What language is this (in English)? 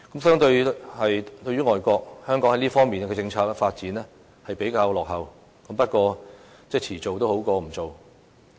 Cantonese